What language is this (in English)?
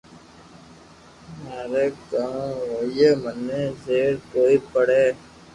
Loarki